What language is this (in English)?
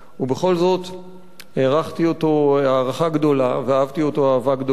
Hebrew